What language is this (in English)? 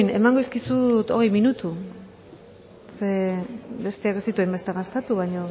Basque